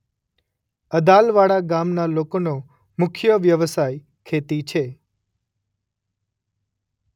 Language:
Gujarati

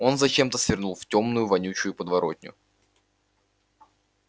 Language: Russian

